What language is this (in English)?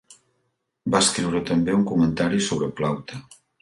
Catalan